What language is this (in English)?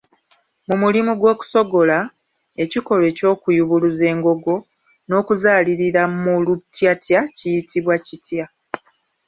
Ganda